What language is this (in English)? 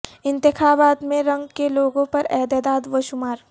Urdu